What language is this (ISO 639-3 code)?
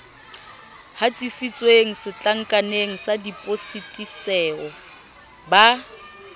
sot